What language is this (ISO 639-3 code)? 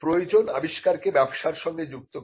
ben